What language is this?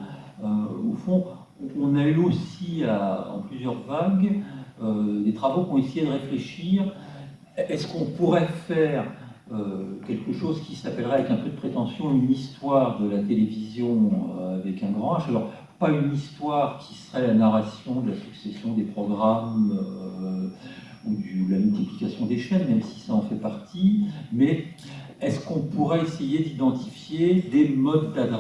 French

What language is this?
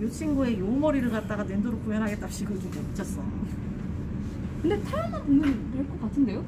Korean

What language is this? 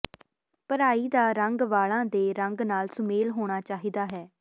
Punjabi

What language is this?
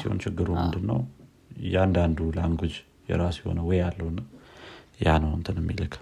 Amharic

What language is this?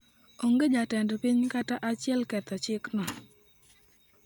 Luo (Kenya and Tanzania)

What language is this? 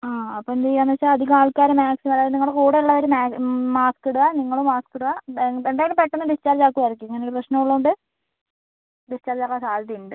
Malayalam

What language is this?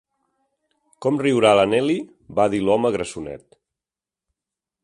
Catalan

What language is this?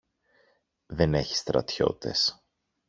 Greek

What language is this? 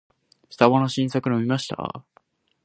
Japanese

